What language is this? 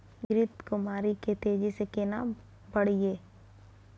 Maithili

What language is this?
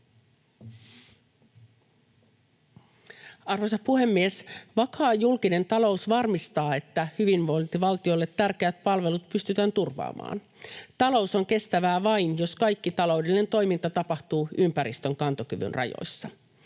Finnish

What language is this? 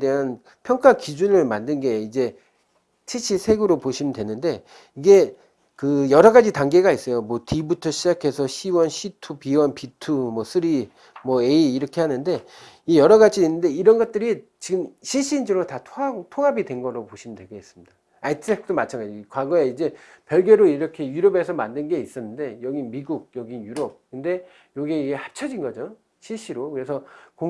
Korean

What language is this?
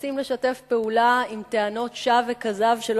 Hebrew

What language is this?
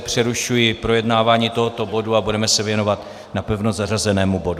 Czech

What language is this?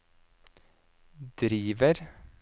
Norwegian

